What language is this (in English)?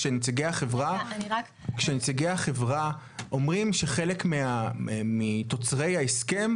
Hebrew